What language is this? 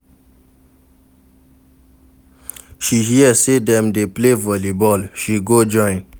Nigerian Pidgin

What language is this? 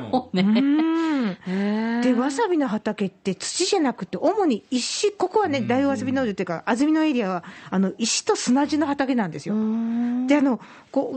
Japanese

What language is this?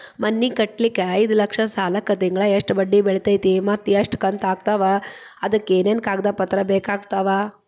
Kannada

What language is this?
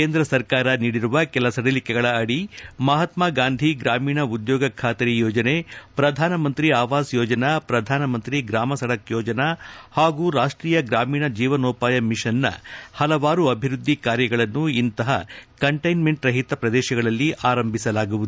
Kannada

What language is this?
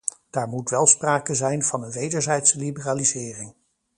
Dutch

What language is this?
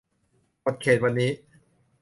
Thai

